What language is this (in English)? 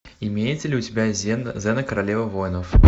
Russian